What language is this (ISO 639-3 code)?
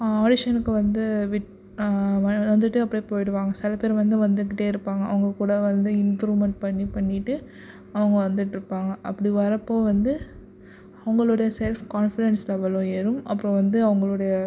tam